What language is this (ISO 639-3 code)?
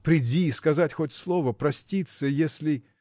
rus